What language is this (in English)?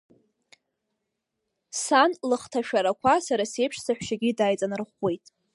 Abkhazian